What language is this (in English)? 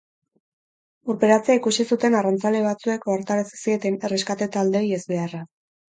Basque